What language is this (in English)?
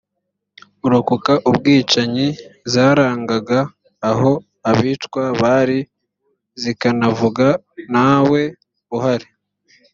Kinyarwanda